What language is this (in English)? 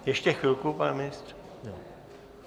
Czech